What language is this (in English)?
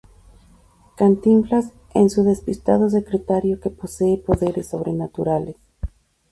Spanish